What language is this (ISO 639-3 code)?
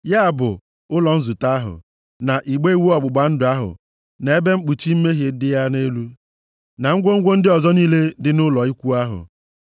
ibo